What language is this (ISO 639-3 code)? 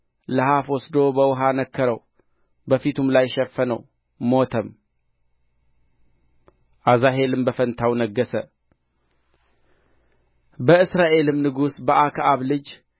amh